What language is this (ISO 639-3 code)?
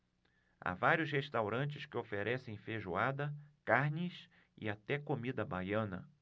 por